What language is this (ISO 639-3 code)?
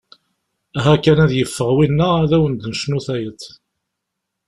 kab